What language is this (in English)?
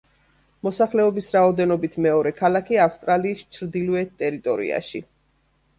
Georgian